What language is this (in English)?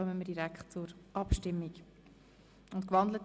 Swiss German